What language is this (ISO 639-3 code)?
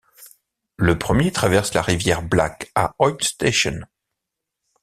fra